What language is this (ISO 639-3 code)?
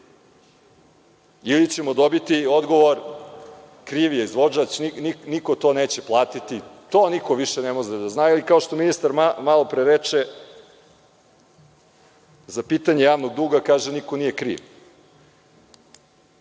srp